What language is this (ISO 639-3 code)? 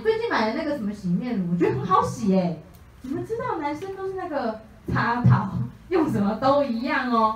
zho